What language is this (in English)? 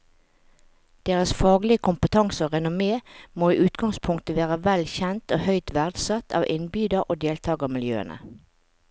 Norwegian